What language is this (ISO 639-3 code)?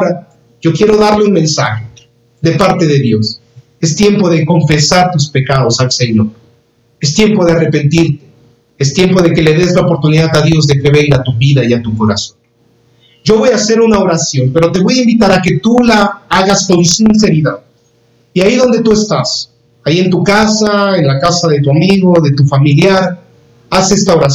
spa